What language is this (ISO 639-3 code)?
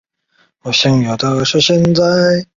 zho